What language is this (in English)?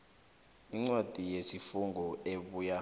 South Ndebele